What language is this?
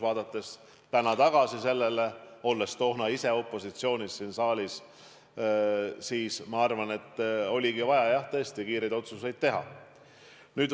Estonian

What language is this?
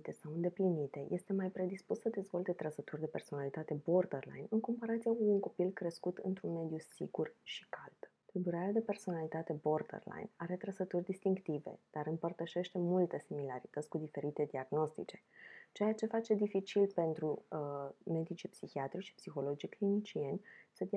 Romanian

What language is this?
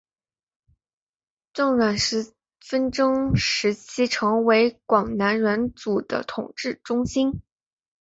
Chinese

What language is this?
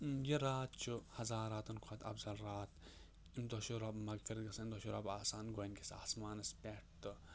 Kashmiri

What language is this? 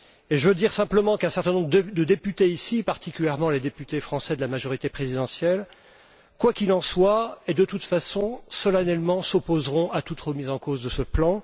French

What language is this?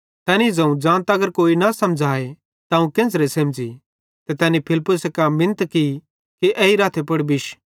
Bhadrawahi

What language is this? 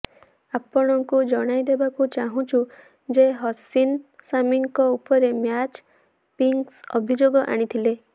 Odia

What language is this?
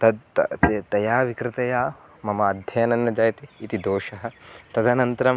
Sanskrit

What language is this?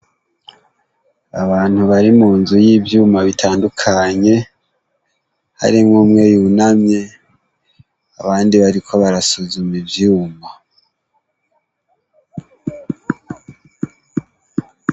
Rundi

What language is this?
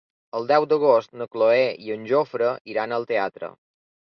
Catalan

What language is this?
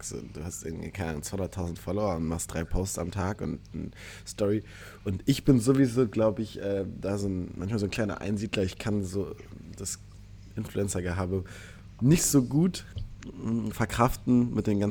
German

